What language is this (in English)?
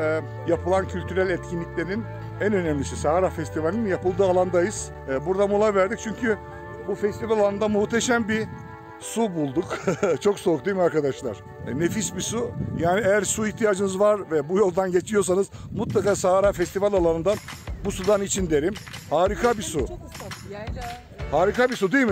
Turkish